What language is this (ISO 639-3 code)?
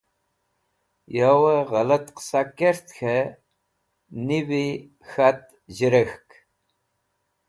wbl